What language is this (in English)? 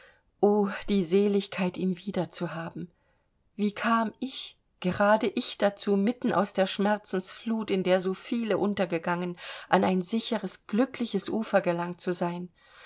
German